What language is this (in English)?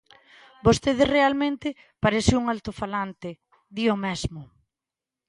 Galician